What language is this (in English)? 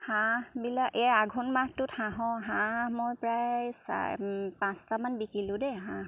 Assamese